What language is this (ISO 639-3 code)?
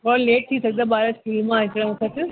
snd